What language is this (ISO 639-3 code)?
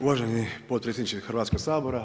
hrv